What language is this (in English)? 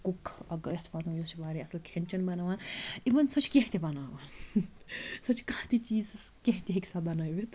Kashmiri